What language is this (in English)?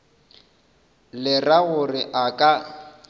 Northern Sotho